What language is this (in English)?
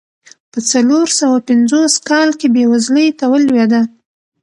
Pashto